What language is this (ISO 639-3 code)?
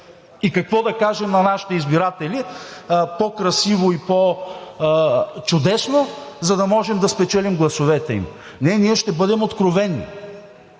bul